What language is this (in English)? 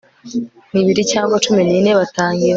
Kinyarwanda